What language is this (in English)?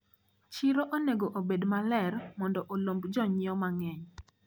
Luo (Kenya and Tanzania)